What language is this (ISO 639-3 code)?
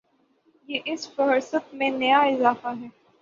urd